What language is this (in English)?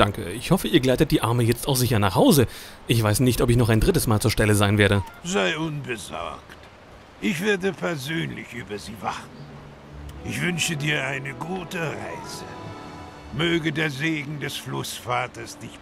German